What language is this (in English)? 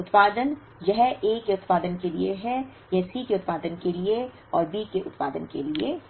Hindi